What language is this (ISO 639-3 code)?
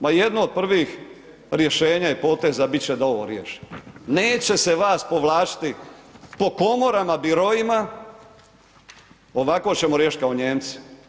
hrv